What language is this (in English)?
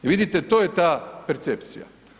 Croatian